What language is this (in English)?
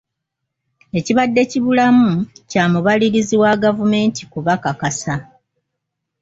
Ganda